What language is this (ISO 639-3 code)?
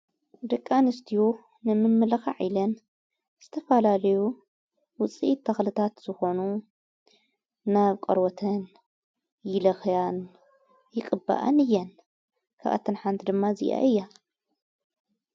tir